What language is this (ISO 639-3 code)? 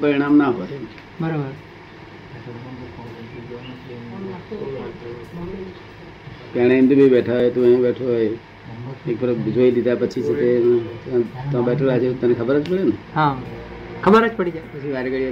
guj